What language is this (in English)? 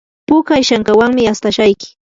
Yanahuanca Pasco Quechua